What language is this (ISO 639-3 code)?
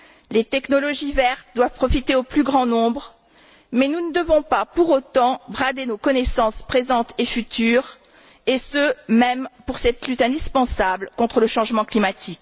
fra